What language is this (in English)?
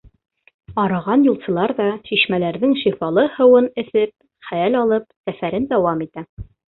Bashkir